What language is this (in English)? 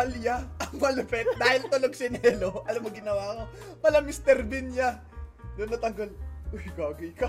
Filipino